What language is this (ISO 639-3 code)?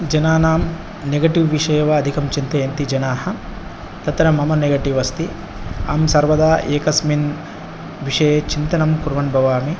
san